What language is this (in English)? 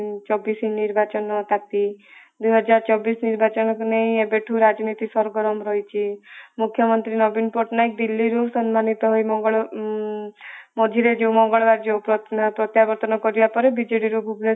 Odia